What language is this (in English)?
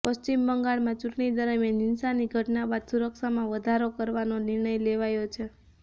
Gujarati